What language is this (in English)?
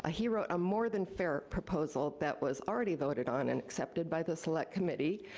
English